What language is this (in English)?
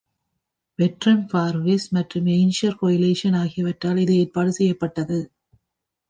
Tamil